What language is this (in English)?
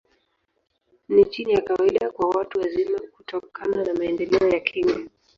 Swahili